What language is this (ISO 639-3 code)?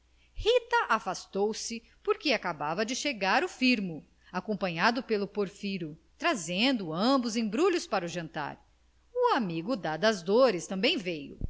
por